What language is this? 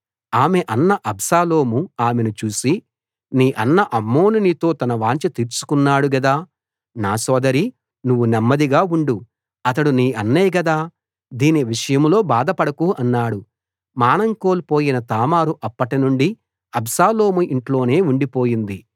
Telugu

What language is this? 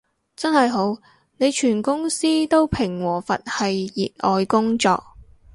Cantonese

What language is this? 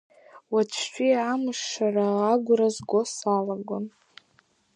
Abkhazian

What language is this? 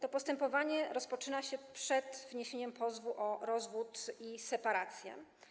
Polish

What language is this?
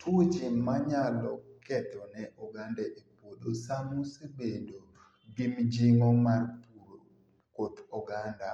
Luo (Kenya and Tanzania)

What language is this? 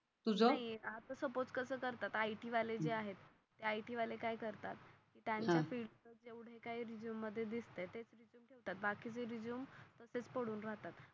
Marathi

